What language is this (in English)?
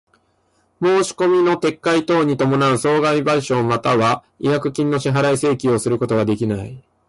Japanese